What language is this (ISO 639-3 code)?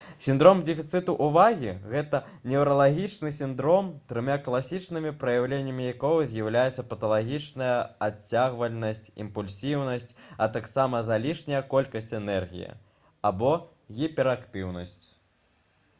bel